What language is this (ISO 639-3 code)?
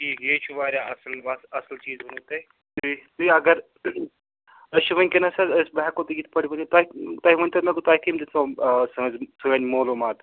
kas